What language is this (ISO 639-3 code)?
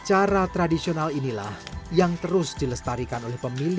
ind